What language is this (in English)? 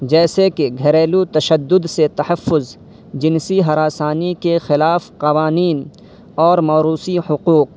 Urdu